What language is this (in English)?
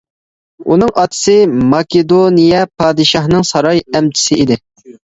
Uyghur